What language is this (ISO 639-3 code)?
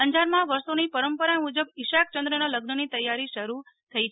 guj